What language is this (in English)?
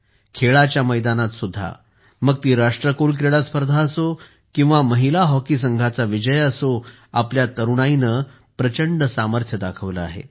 Marathi